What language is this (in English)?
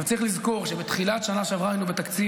Hebrew